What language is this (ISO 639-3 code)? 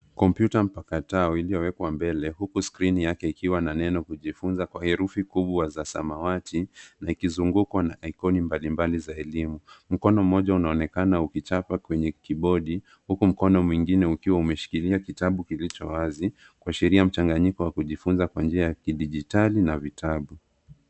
swa